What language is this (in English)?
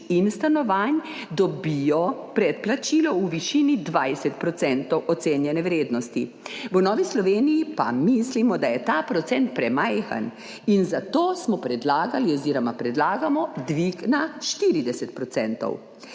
Slovenian